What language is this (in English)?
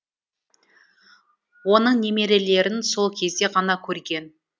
Kazakh